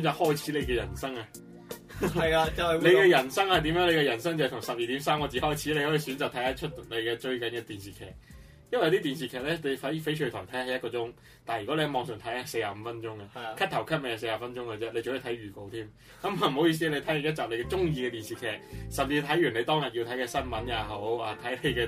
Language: Chinese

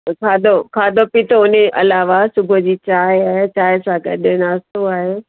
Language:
Sindhi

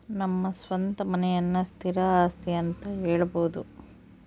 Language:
Kannada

